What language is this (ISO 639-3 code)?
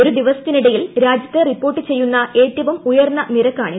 mal